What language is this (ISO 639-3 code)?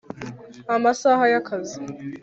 kin